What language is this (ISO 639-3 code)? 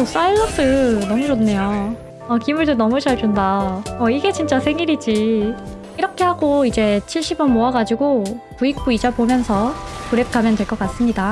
kor